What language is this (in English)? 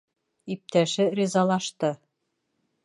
Bashkir